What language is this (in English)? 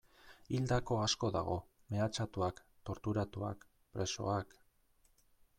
Basque